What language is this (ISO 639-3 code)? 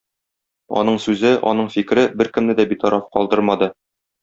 tat